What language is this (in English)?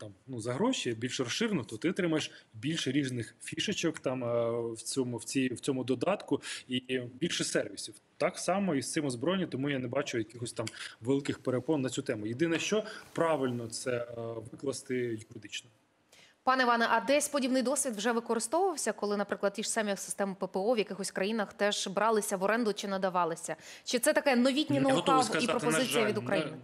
Ukrainian